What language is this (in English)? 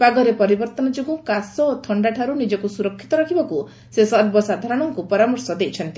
Odia